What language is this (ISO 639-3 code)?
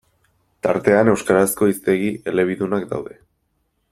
eus